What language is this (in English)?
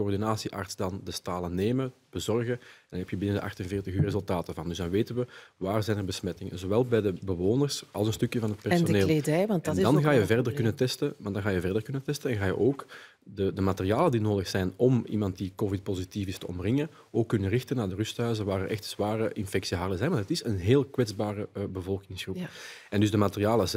Dutch